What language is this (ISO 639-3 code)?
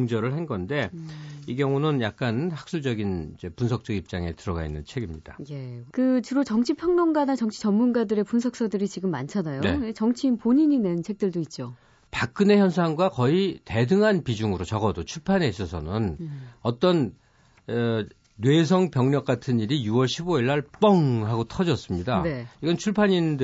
kor